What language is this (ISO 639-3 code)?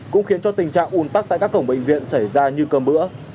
vie